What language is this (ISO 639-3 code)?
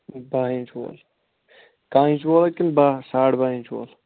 kas